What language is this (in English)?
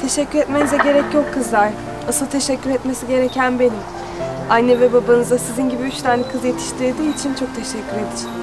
Turkish